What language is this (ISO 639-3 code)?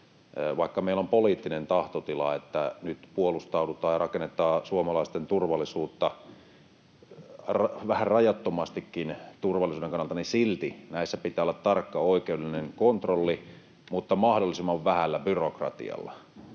fin